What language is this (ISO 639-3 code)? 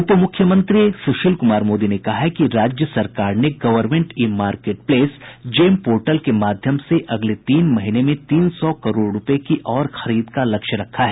hin